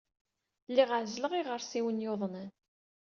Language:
Kabyle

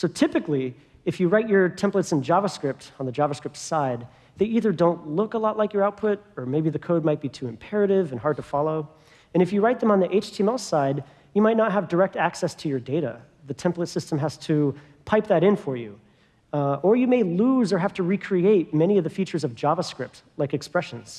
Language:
English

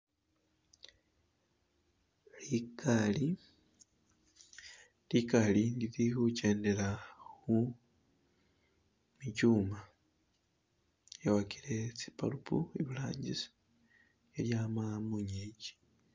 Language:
Masaaba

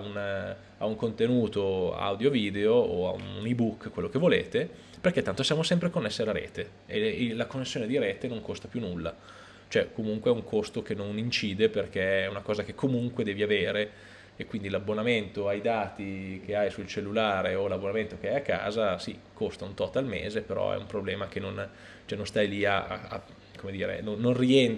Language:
Italian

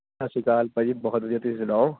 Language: Punjabi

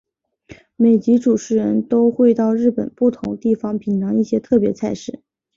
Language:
Chinese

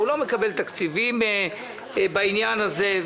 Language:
Hebrew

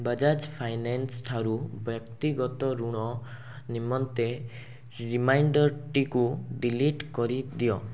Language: Odia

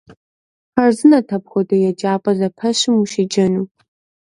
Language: Kabardian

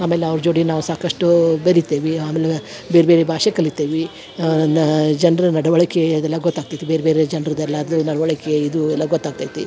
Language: Kannada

